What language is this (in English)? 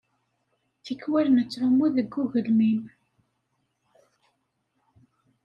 Kabyle